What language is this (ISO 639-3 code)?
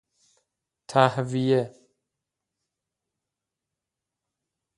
fas